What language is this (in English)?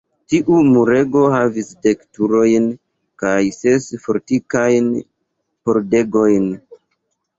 Esperanto